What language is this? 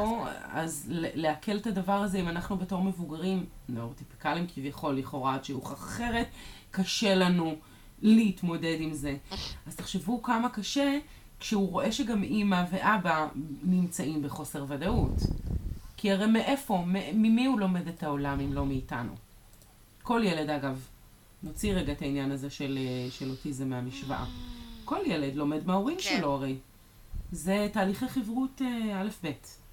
Hebrew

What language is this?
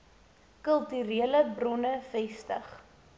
Afrikaans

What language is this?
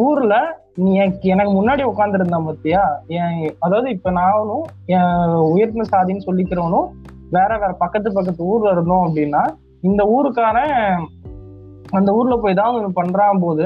Tamil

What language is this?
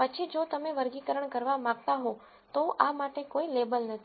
Gujarati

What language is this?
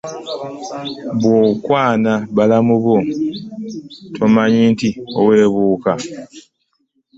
Ganda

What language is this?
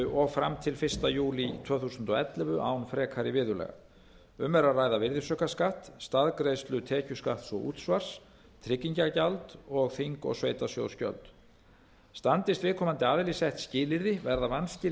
Icelandic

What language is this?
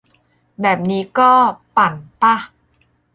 Thai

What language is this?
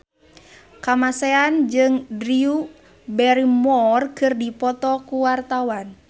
Sundanese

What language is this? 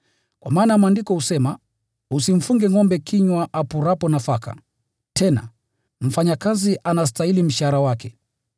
Swahili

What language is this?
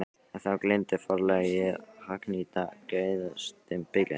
Icelandic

